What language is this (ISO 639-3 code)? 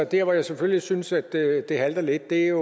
dan